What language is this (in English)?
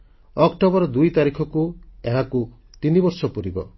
Odia